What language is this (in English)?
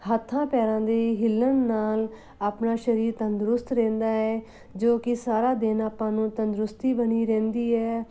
Punjabi